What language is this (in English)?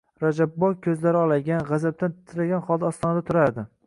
Uzbek